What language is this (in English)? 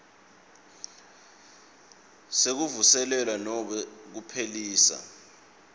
Swati